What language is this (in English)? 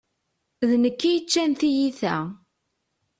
Kabyle